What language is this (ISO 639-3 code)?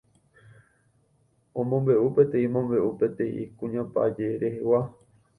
grn